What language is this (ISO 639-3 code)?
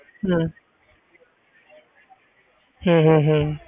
pan